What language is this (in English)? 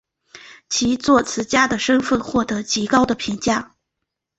Chinese